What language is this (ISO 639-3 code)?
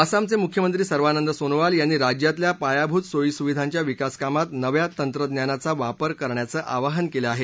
mar